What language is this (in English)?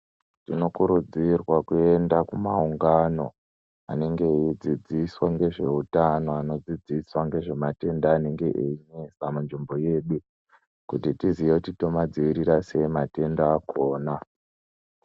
Ndau